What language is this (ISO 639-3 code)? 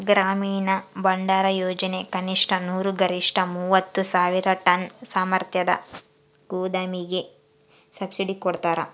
kan